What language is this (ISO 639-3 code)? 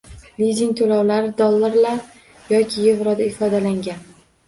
uzb